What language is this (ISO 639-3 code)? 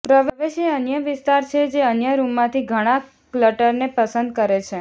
guj